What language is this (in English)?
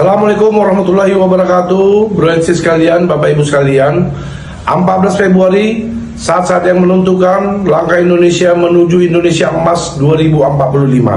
Indonesian